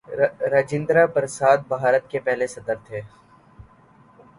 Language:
Urdu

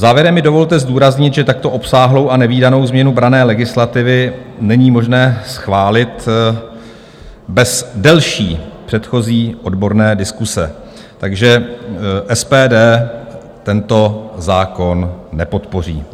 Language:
Czech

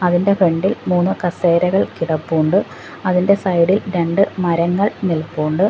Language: Malayalam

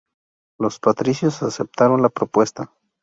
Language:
Spanish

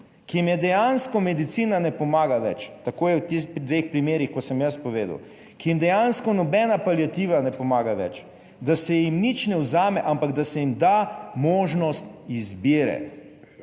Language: Slovenian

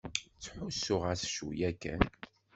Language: Kabyle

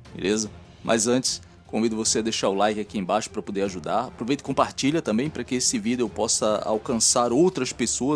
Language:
Portuguese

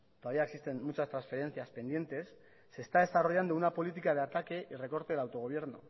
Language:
Spanish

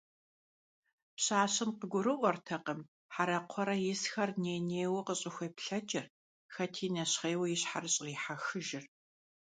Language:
Kabardian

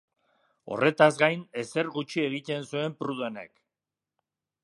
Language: Basque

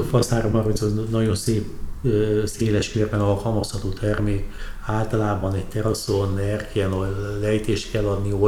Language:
Hungarian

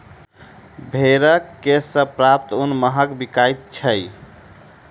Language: Maithili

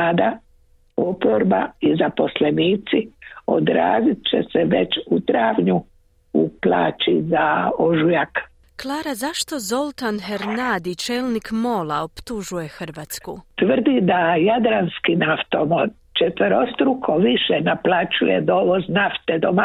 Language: Croatian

